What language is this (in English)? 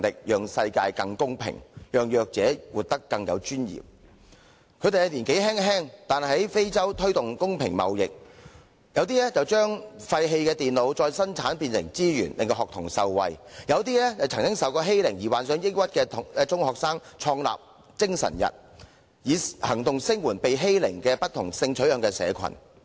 Cantonese